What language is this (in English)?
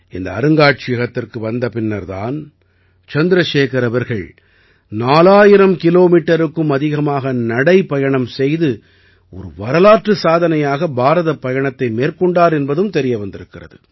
Tamil